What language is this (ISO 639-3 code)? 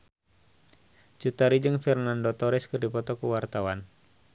sun